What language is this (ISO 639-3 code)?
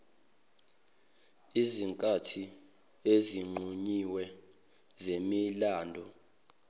zul